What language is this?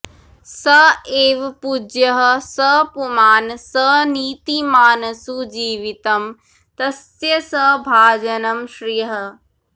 Sanskrit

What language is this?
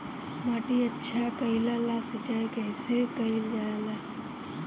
Bhojpuri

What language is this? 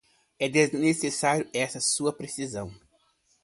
Portuguese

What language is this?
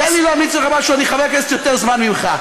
Hebrew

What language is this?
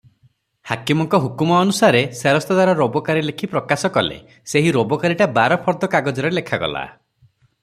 Odia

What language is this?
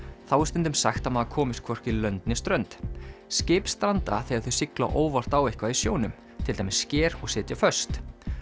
Icelandic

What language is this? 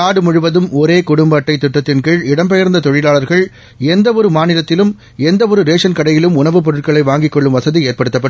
Tamil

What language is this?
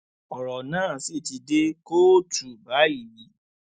Yoruba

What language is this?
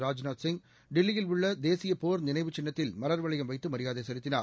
Tamil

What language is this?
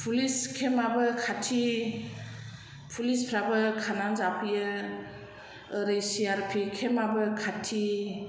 Bodo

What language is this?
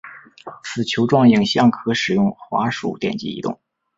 Chinese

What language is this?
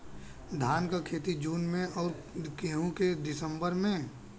Bhojpuri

